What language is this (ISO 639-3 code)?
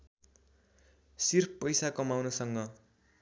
nep